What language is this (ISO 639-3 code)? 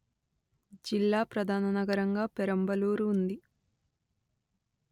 tel